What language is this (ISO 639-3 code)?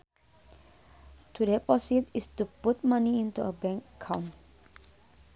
sun